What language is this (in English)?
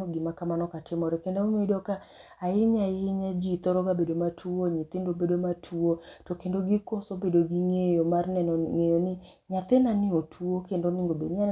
Luo (Kenya and Tanzania)